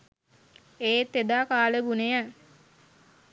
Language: Sinhala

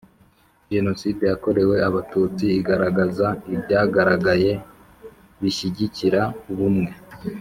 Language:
Kinyarwanda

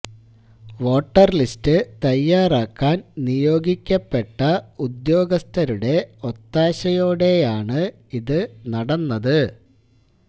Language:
Malayalam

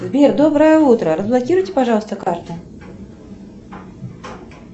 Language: Russian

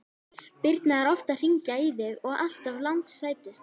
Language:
Icelandic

